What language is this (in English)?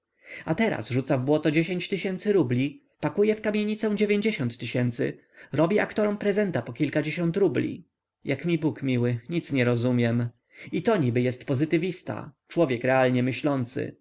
Polish